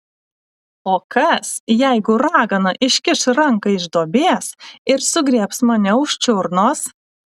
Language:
Lithuanian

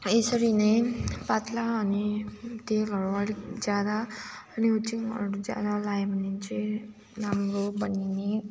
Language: Nepali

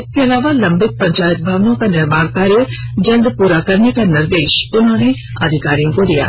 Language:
Hindi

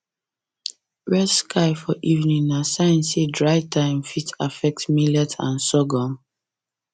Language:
Nigerian Pidgin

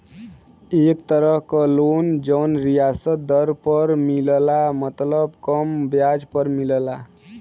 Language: Bhojpuri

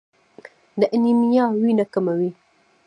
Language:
Pashto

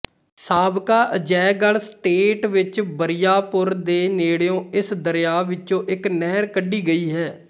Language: Punjabi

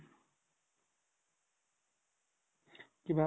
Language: Assamese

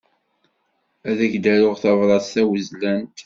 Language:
Kabyle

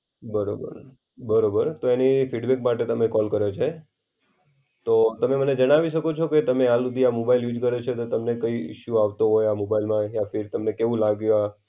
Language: Gujarati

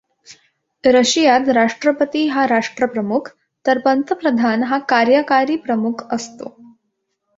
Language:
Marathi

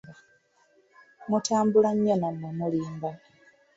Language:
Ganda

